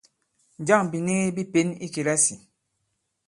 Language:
Bankon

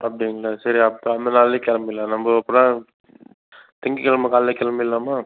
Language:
Tamil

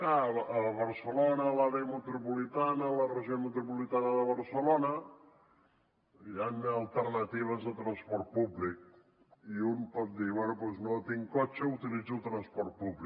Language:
Catalan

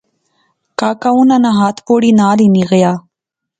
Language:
Pahari-Potwari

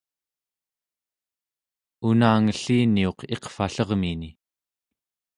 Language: Central Yupik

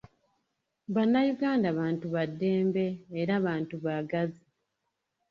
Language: Ganda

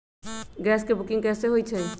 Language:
Magahi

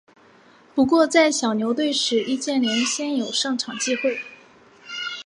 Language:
Chinese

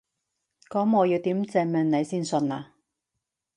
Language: Cantonese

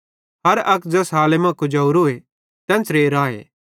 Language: Bhadrawahi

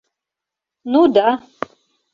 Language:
Mari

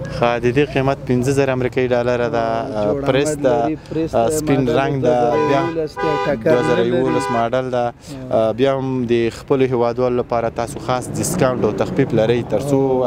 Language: Persian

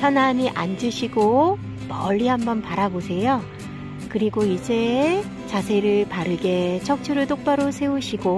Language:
Korean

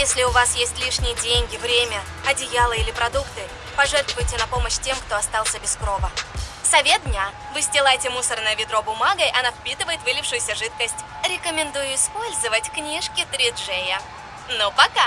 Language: Russian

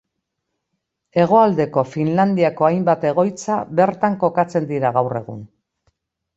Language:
Basque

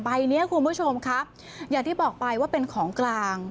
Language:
Thai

